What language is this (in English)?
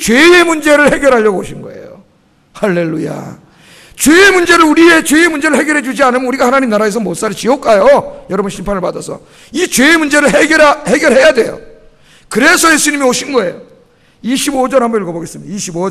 Korean